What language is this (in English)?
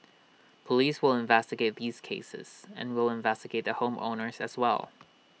English